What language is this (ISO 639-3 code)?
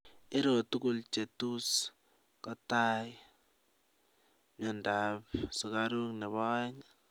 kln